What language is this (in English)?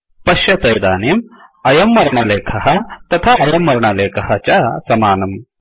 Sanskrit